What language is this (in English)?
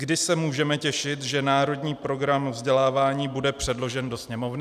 Czech